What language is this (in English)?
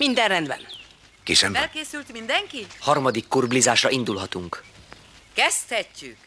Hungarian